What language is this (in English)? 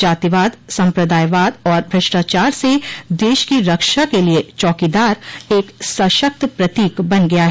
Hindi